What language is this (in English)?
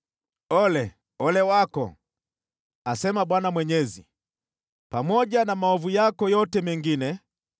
Swahili